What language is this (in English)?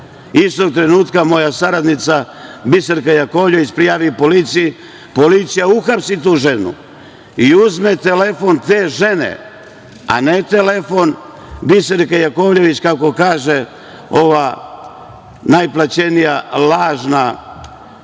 Serbian